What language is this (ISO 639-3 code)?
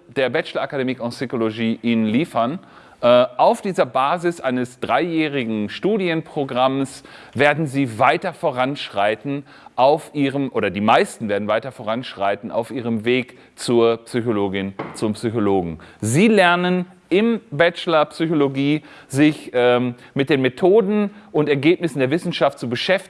deu